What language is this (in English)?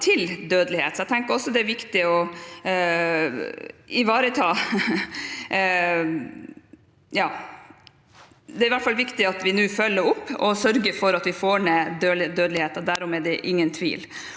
Norwegian